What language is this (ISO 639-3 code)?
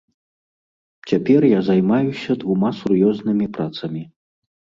bel